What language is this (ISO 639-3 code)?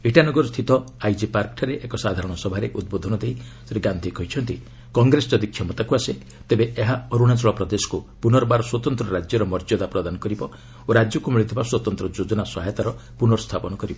ori